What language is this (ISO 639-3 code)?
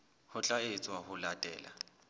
sot